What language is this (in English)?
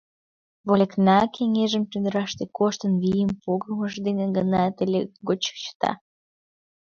Mari